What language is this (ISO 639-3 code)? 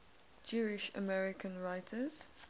eng